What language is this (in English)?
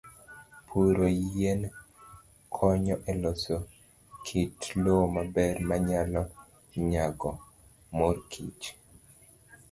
Luo (Kenya and Tanzania)